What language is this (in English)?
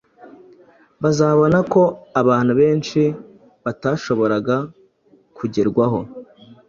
Kinyarwanda